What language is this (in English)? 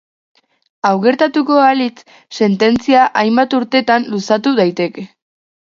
Basque